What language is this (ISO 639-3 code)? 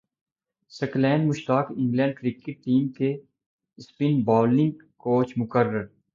urd